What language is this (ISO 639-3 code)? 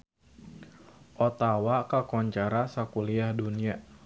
sun